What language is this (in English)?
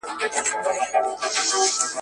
Pashto